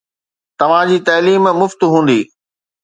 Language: Sindhi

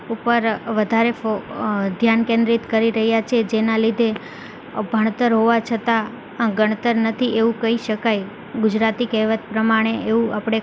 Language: Gujarati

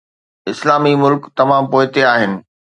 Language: Sindhi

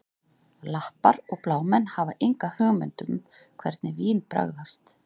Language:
Icelandic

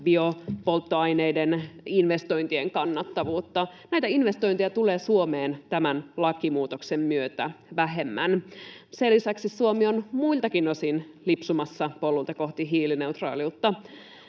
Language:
Finnish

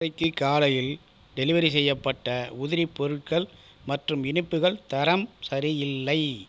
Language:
Tamil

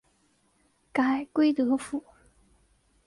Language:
Chinese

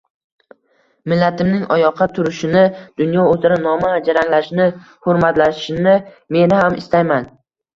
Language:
Uzbek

